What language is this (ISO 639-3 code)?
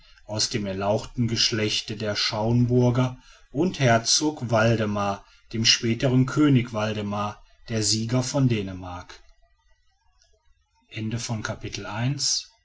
deu